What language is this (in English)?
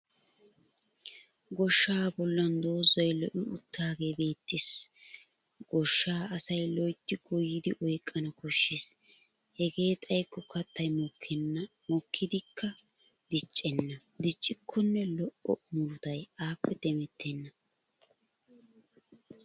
Wolaytta